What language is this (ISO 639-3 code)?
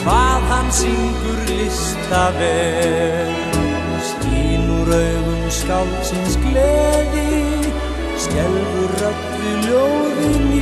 ron